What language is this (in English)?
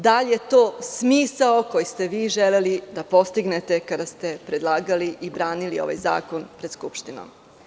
Serbian